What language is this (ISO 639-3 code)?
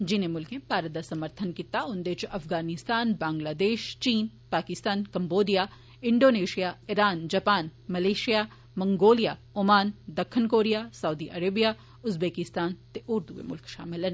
doi